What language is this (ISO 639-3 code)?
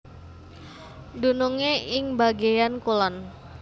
jav